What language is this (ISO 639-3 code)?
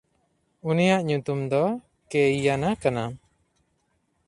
sat